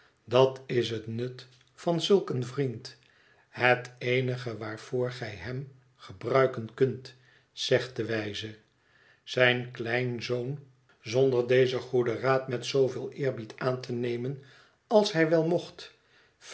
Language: Dutch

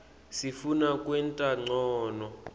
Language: Swati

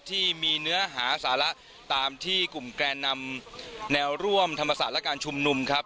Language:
Thai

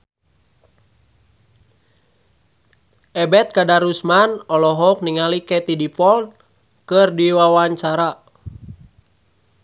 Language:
Sundanese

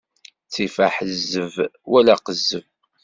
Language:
Kabyle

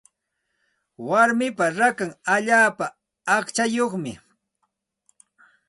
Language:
Santa Ana de Tusi Pasco Quechua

